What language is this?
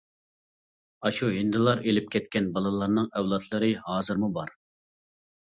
Uyghur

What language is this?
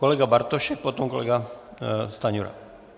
Czech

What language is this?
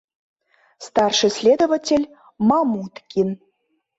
Mari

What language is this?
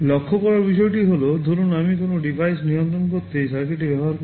Bangla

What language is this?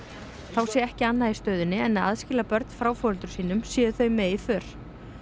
Icelandic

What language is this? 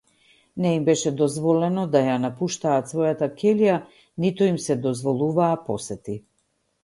Macedonian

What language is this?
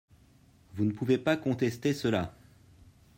French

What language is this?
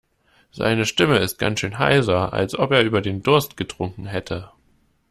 German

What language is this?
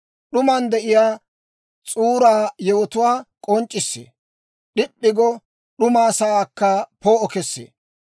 Dawro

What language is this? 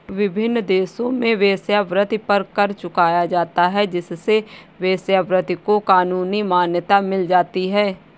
Hindi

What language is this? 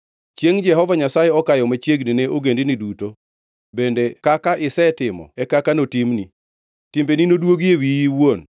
Luo (Kenya and Tanzania)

